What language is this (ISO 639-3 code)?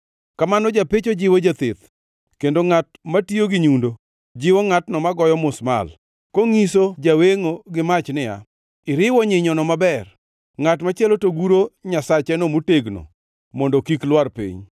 luo